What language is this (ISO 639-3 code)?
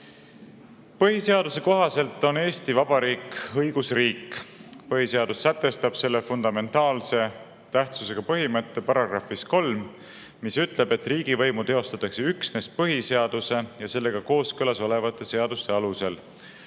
est